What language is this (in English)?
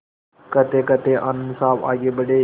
Hindi